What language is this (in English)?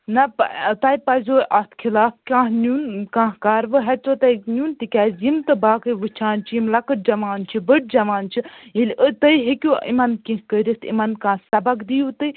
Kashmiri